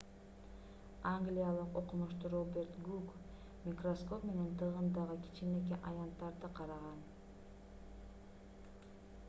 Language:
Kyrgyz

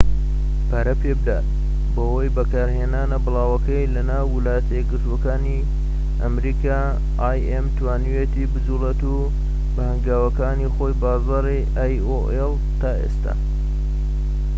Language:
Central Kurdish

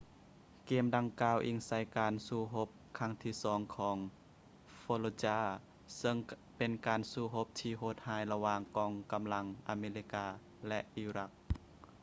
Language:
Lao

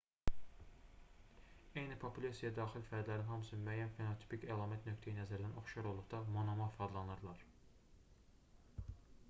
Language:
Azerbaijani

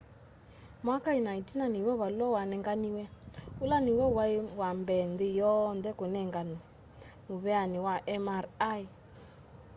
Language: Kamba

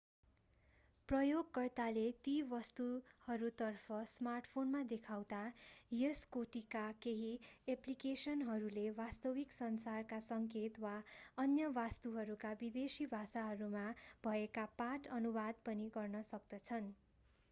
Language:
Nepali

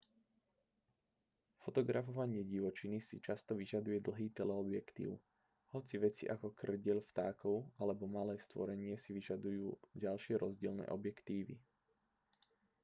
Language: Slovak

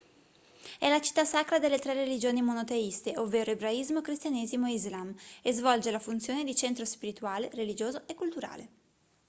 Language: Italian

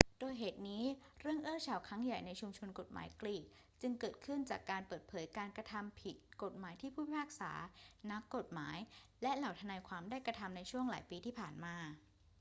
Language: Thai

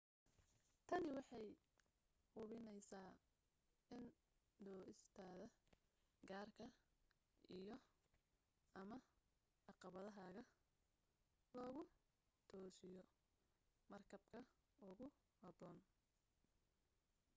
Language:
Somali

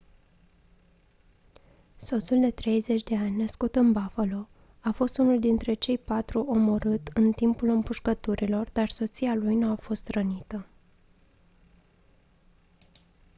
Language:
Romanian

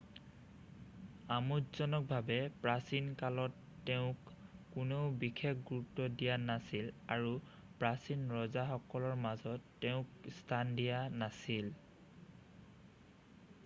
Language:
Assamese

